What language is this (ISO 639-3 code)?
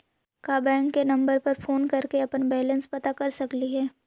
mag